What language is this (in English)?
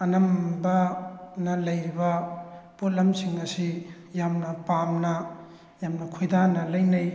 Manipuri